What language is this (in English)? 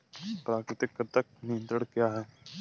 Hindi